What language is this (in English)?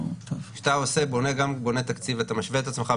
Hebrew